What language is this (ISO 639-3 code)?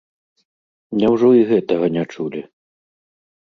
bel